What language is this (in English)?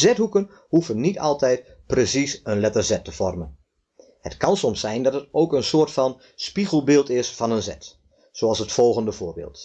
Dutch